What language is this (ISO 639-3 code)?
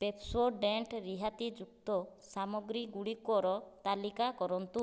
ori